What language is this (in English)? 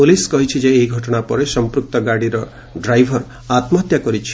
Odia